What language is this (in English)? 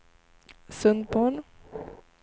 Swedish